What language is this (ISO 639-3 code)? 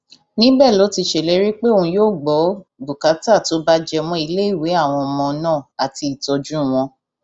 yor